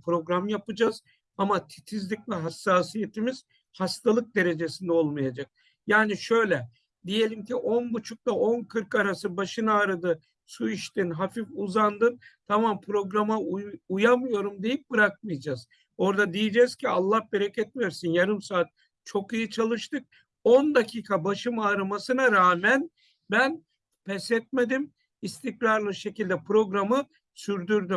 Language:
Turkish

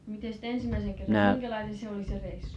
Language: Finnish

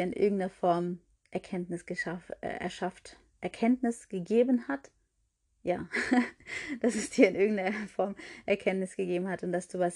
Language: German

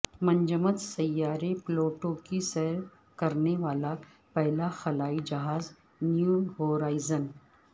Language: Urdu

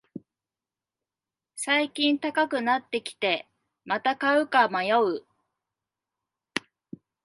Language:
Japanese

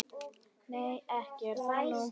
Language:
Icelandic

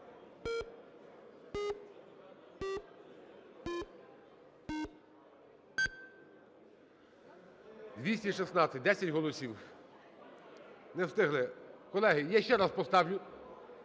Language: Ukrainian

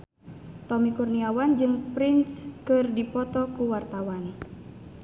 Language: Sundanese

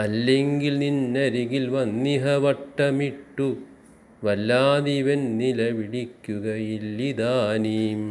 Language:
Malayalam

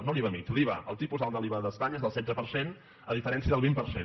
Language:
Catalan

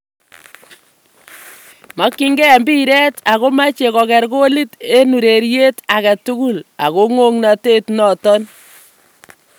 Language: Kalenjin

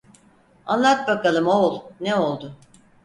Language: Turkish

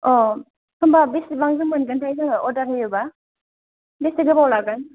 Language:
Bodo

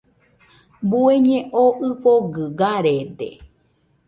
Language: Nüpode Huitoto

